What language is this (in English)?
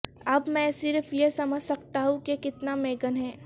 Urdu